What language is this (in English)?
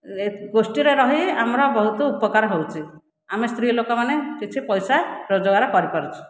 Odia